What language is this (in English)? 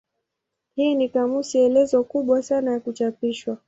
Swahili